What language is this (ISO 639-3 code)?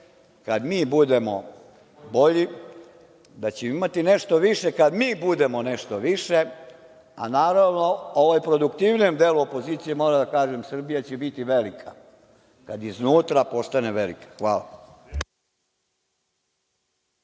srp